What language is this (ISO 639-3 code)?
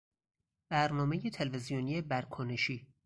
fas